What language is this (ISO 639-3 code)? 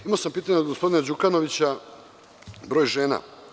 srp